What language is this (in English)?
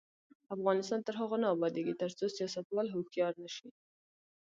Pashto